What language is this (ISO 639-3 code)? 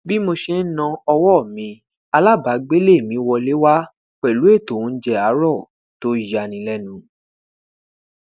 yor